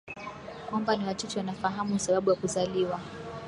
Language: Swahili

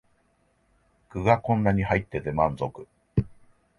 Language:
Japanese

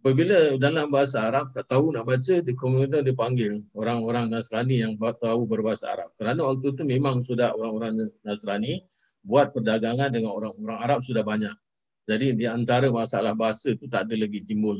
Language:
Malay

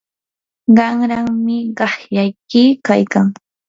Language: Yanahuanca Pasco Quechua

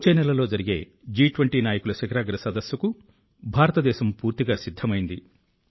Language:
Telugu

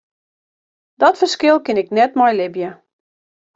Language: Western Frisian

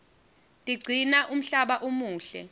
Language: Swati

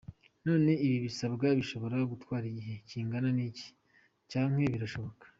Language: Kinyarwanda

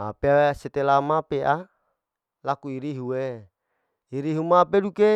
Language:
Larike-Wakasihu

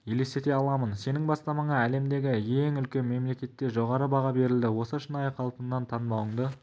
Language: Kazakh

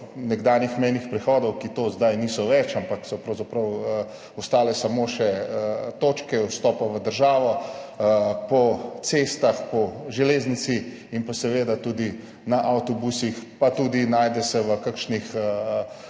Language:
Slovenian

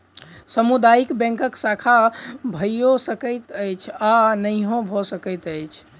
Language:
Maithili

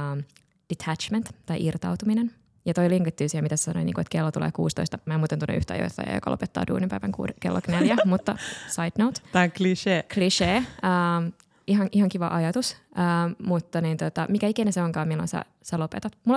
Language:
Finnish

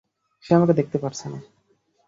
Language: Bangla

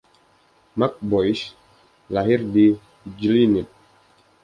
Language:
Indonesian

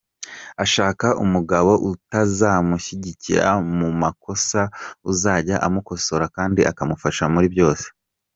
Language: Kinyarwanda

